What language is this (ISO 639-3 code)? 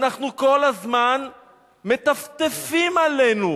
heb